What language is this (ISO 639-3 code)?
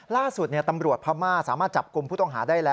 tha